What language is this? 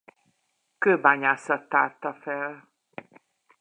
Hungarian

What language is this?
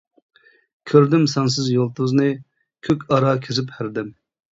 Uyghur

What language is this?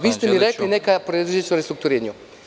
Serbian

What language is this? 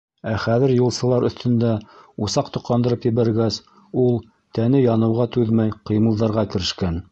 Bashkir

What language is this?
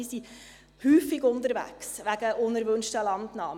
Swiss German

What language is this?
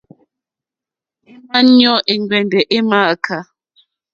Mokpwe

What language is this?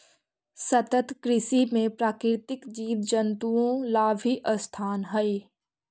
Magahi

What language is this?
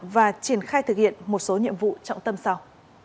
Vietnamese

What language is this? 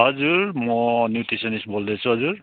Nepali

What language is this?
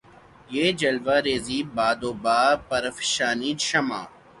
Urdu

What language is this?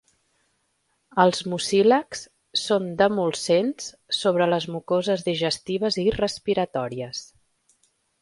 Catalan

